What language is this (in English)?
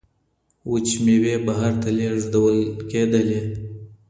Pashto